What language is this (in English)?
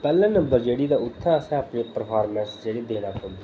Dogri